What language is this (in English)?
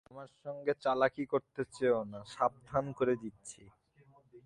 Bangla